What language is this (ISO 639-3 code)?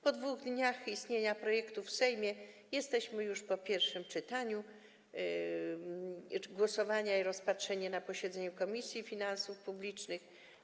pol